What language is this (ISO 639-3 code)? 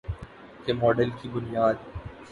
urd